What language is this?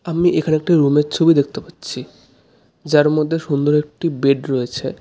Bangla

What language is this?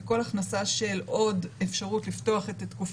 Hebrew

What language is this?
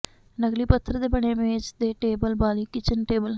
Punjabi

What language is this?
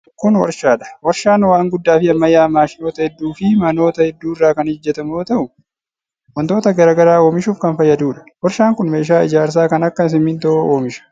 Oromo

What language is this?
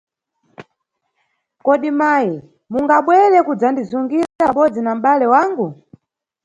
Nyungwe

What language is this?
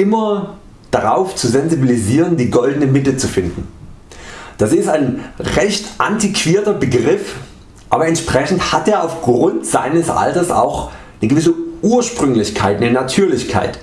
German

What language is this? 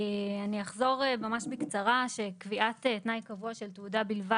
Hebrew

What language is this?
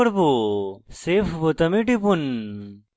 Bangla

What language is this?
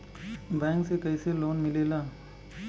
Bhojpuri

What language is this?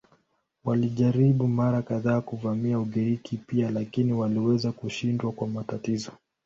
Swahili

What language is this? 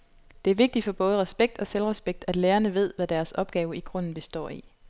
Danish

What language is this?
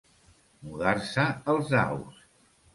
Catalan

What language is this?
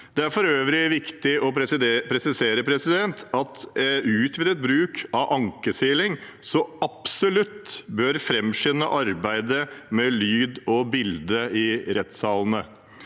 Norwegian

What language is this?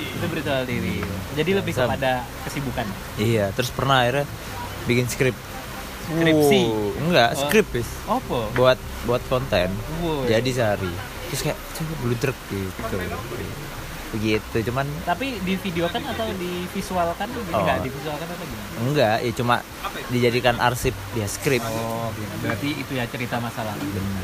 Indonesian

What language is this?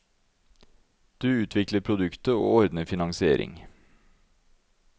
Norwegian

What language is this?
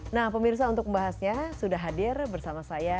Indonesian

